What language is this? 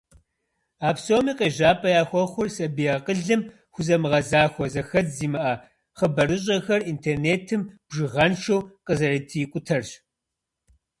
Kabardian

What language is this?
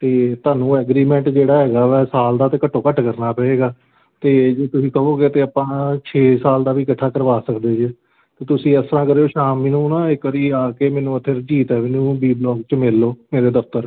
Punjabi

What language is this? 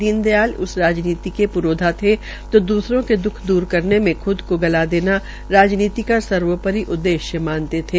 Hindi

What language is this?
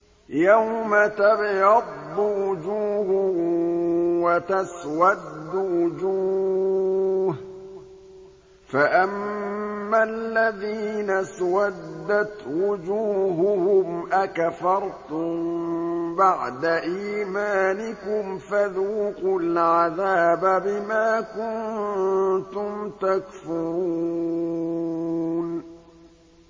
Arabic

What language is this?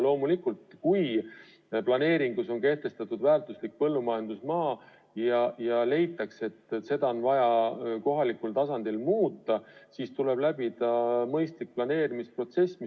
Estonian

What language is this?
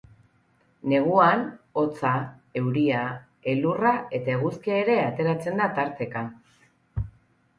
Basque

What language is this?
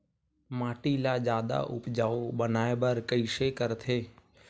Chhattisgarhi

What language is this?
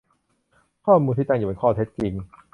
Thai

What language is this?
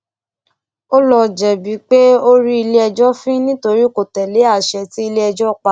Yoruba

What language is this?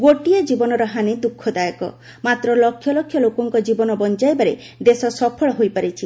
Odia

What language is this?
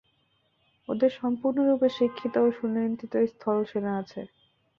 Bangla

